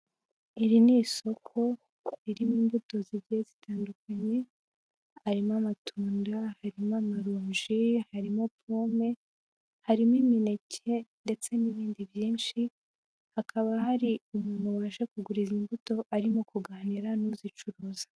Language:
Kinyarwanda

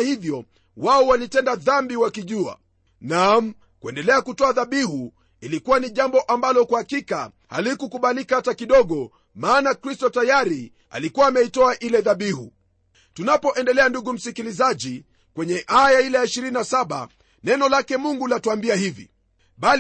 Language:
Swahili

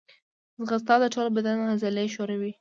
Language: Pashto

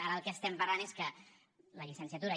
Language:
Catalan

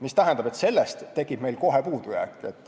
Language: Estonian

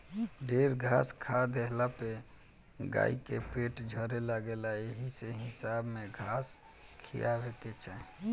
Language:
Bhojpuri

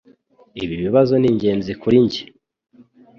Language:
Kinyarwanda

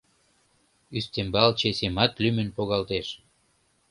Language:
Mari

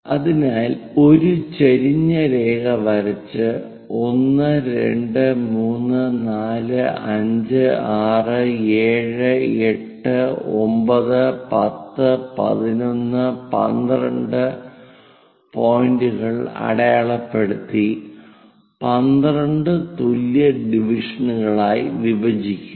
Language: Malayalam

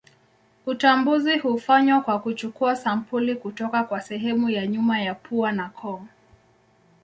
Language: Swahili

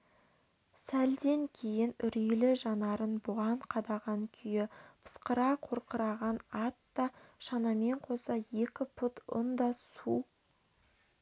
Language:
Kazakh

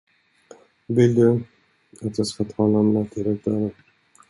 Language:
Swedish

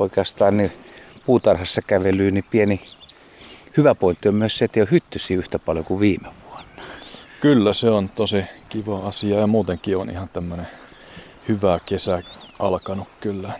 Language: Finnish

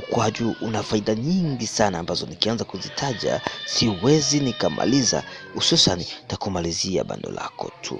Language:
Swahili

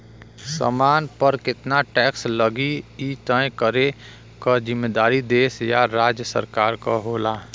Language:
Bhojpuri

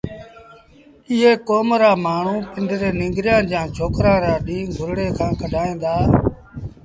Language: Sindhi Bhil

